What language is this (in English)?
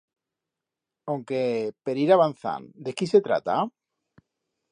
Aragonese